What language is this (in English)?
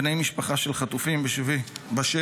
Hebrew